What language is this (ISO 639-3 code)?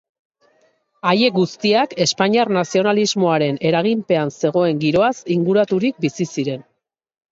eus